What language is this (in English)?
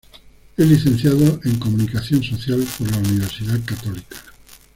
Spanish